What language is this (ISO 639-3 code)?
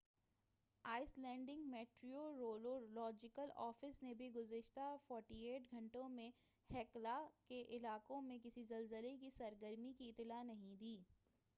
urd